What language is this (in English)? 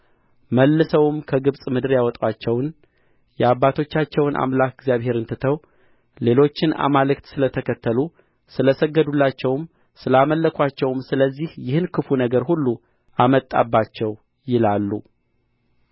Amharic